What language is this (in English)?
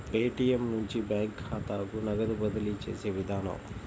Telugu